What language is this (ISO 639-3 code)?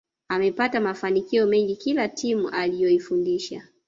swa